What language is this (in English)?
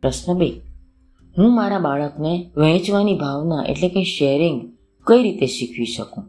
Gujarati